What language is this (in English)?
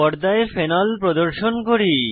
Bangla